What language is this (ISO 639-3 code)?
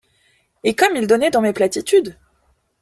fra